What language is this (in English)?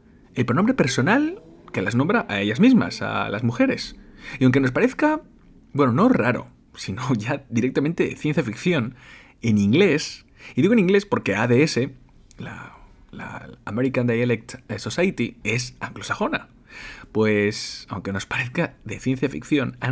Spanish